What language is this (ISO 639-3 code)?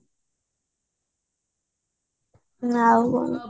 ori